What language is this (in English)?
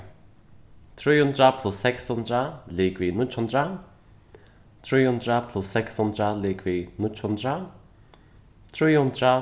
Faroese